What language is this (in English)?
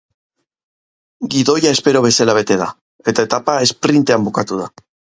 Basque